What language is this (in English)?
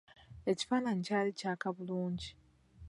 Ganda